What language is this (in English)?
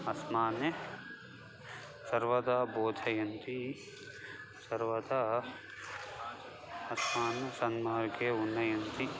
Sanskrit